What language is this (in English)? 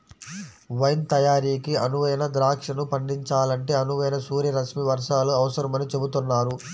Telugu